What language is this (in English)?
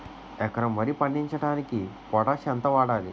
Telugu